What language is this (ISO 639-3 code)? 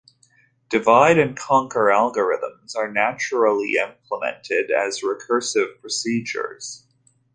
eng